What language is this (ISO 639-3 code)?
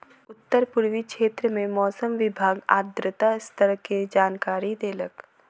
mai